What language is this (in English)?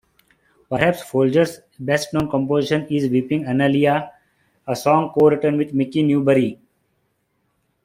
English